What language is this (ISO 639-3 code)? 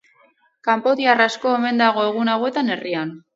eus